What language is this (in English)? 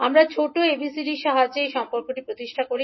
Bangla